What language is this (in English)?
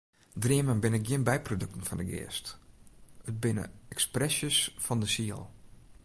Western Frisian